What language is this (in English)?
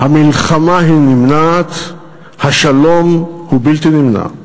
Hebrew